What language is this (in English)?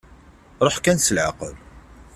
Kabyle